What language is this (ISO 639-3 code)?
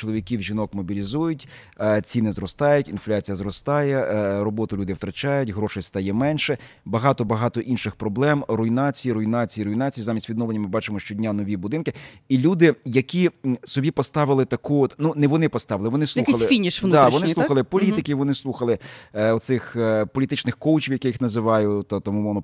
ukr